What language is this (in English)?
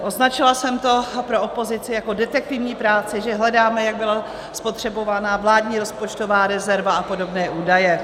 Czech